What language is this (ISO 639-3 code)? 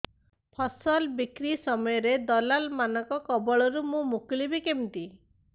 ori